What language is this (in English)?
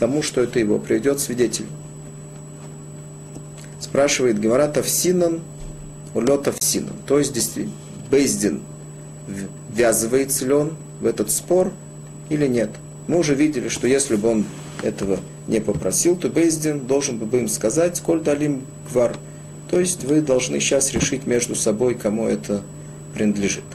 Russian